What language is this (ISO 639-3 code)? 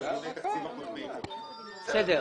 heb